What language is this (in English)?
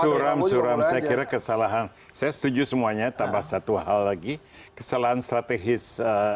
Indonesian